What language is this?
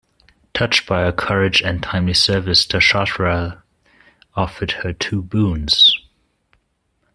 English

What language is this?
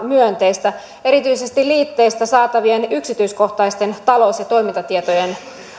Finnish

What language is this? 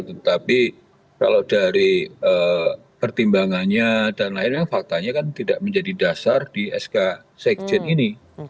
Indonesian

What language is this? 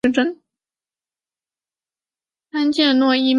Chinese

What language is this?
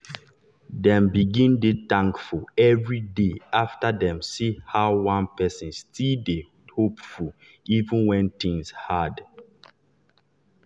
Nigerian Pidgin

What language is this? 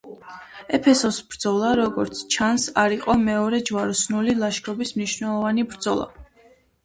Georgian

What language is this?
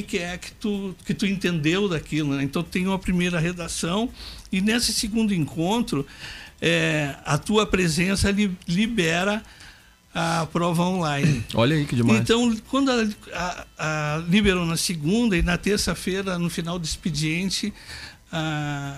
Portuguese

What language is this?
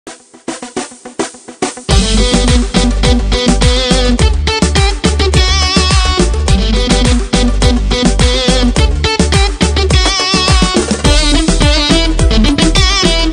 Spanish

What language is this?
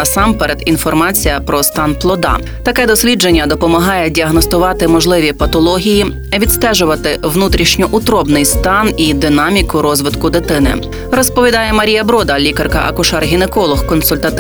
Ukrainian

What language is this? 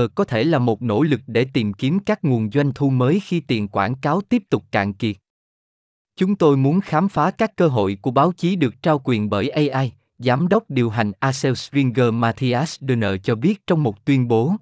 Vietnamese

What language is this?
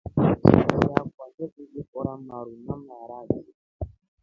Rombo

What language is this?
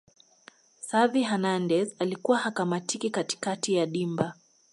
Swahili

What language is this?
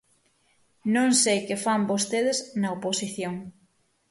Galician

